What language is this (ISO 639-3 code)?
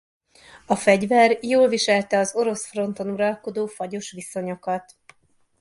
hun